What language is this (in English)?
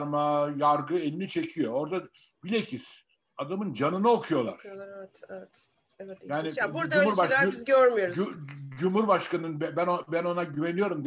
Turkish